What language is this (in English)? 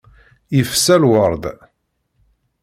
Kabyle